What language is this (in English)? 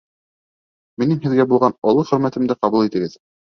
Bashkir